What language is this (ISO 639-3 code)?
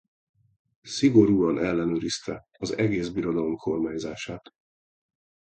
hun